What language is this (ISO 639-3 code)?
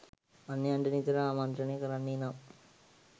sin